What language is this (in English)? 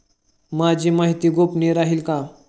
Marathi